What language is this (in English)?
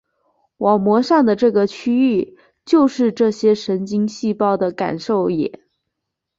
Chinese